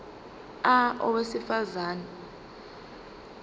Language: Zulu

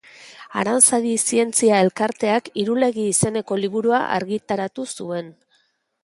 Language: Basque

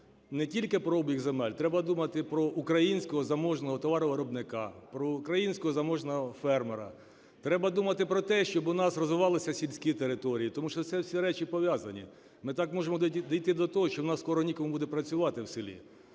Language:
Ukrainian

